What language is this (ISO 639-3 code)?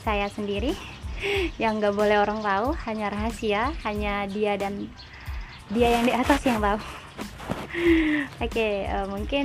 ind